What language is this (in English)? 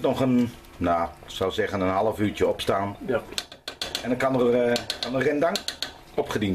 Dutch